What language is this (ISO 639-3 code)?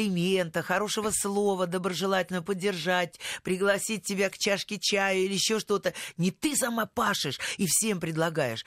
rus